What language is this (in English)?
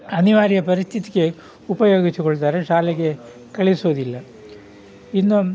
Kannada